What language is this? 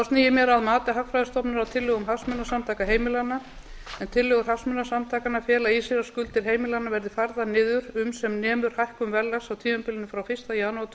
Icelandic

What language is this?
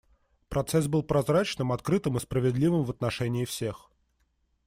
Russian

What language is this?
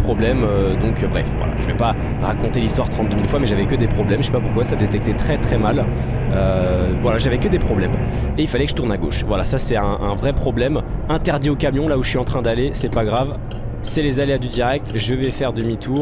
French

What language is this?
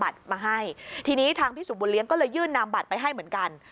Thai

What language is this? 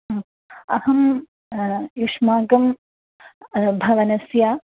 Sanskrit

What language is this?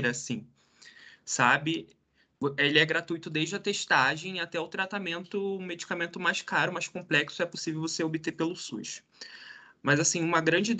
Portuguese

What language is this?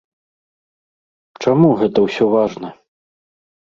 Belarusian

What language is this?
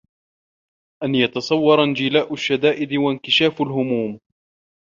Arabic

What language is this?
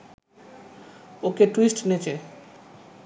Bangla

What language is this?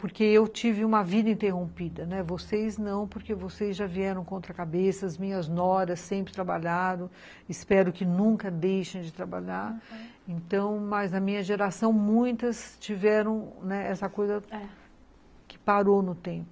Portuguese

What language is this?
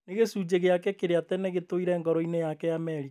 Kikuyu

